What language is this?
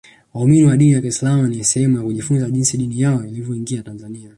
Swahili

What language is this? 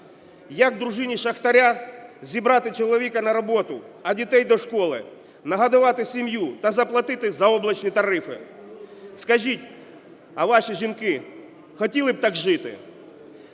Ukrainian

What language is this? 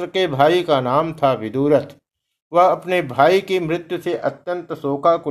Hindi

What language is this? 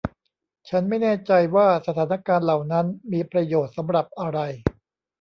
Thai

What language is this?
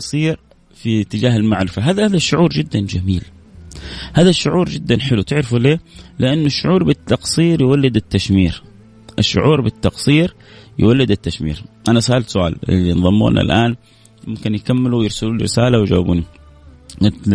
Arabic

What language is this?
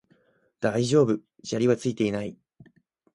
Japanese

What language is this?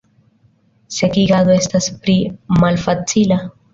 Esperanto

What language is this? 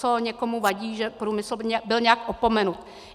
Czech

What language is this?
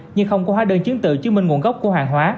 Vietnamese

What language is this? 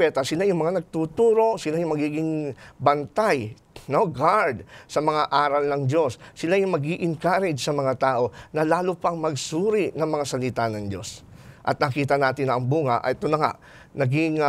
Filipino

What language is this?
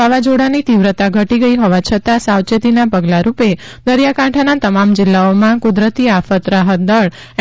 Gujarati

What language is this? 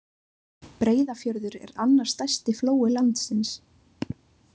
Icelandic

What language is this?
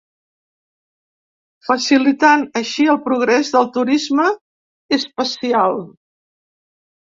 Catalan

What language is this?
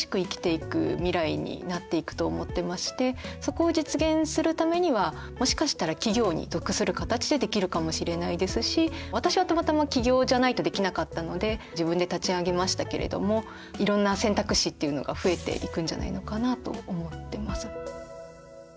Japanese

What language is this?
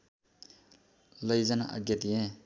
Nepali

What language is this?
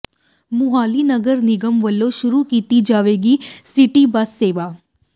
Punjabi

